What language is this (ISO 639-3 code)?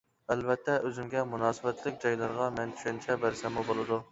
uig